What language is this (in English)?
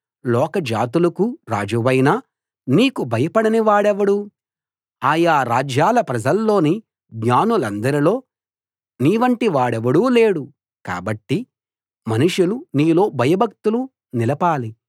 Telugu